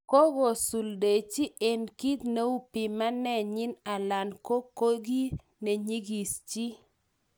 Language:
Kalenjin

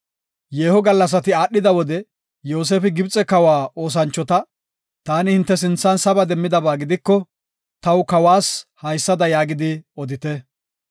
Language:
Gofa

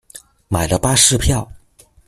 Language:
Chinese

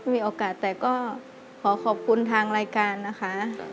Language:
Thai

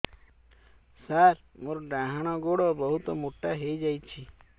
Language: Odia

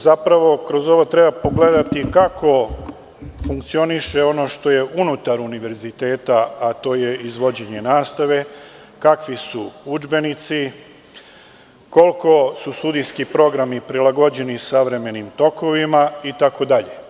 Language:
Serbian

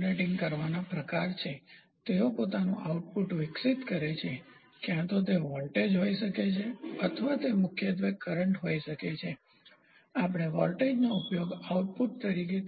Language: Gujarati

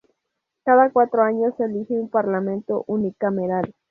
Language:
Spanish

